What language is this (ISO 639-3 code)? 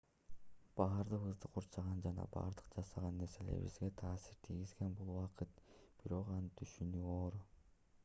kir